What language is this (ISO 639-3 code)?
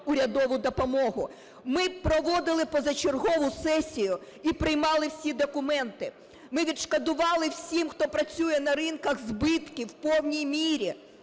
ukr